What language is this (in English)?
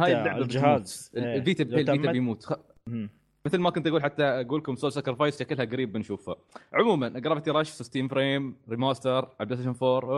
Arabic